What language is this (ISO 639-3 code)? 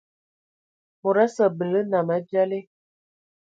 ewo